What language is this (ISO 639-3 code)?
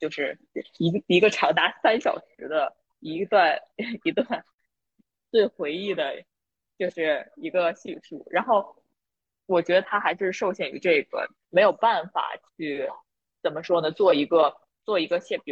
zho